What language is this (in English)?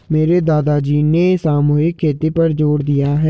Hindi